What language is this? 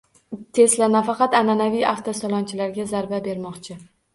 Uzbek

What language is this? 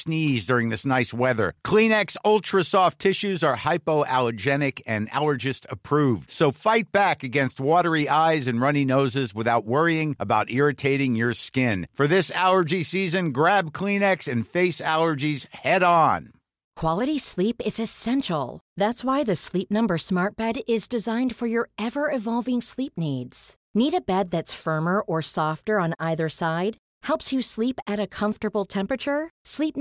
Swedish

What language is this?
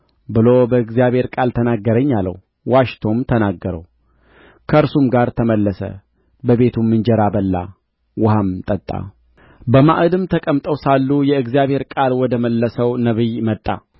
Amharic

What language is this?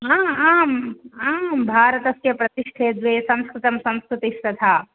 Sanskrit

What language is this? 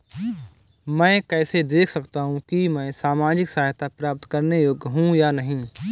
Hindi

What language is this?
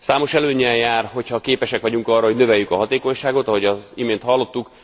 Hungarian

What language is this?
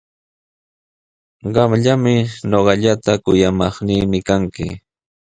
Sihuas Ancash Quechua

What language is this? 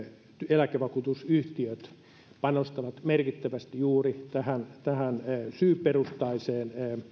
Finnish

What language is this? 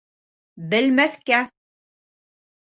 Bashkir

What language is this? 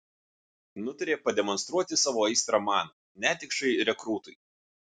Lithuanian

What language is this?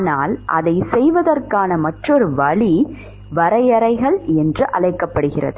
Tamil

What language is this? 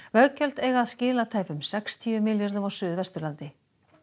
Icelandic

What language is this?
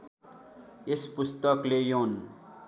Nepali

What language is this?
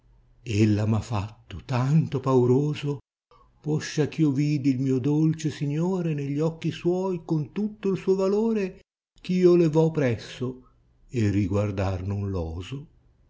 Italian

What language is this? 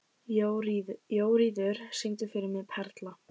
Icelandic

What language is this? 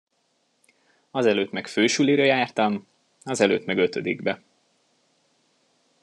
Hungarian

